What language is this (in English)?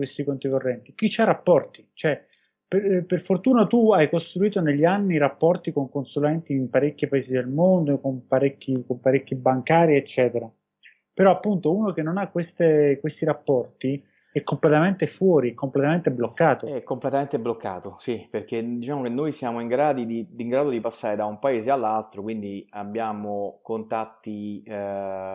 Italian